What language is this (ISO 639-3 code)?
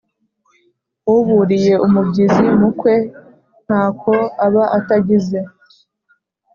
kin